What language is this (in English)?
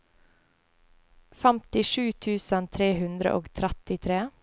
Norwegian